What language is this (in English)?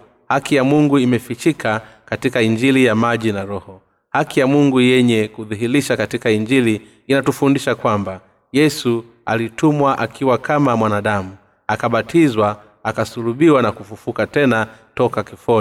Swahili